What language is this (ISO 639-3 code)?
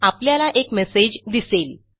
mar